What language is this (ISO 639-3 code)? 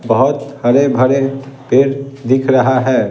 hin